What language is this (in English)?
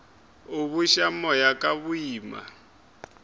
Northern Sotho